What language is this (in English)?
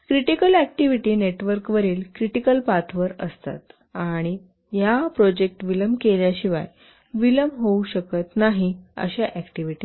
Marathi